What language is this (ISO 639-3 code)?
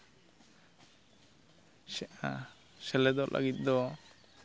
sat